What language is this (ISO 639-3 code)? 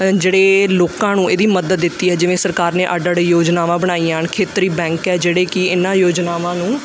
pan